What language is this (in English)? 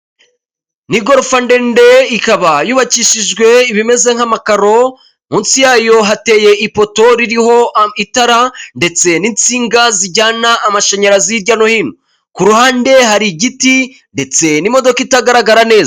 Kinyarwanda